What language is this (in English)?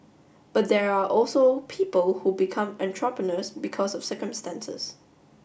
English